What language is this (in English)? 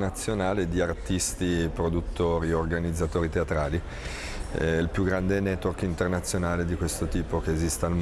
Italian